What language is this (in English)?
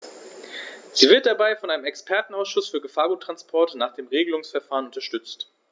German